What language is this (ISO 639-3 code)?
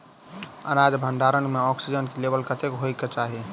mai